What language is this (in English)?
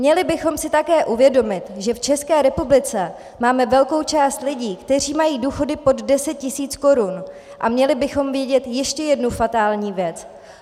Czech